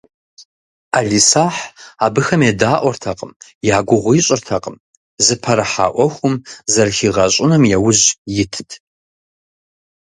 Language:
Kabardian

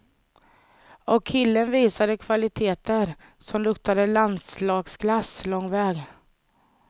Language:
Swedish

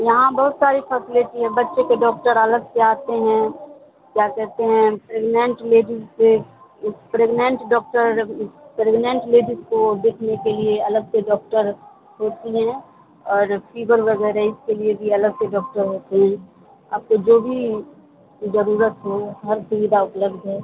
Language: Urdu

